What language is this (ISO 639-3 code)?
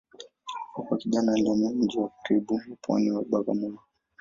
swa